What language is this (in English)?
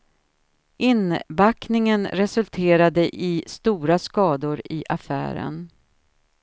Swedish